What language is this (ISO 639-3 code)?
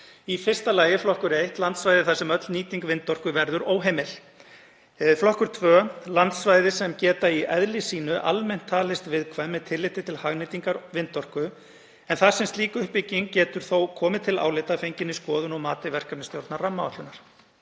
isl